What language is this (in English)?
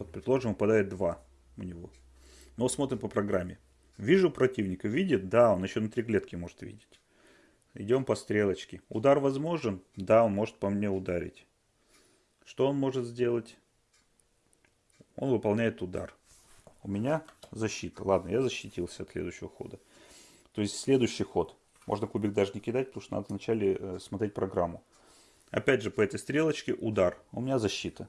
Russian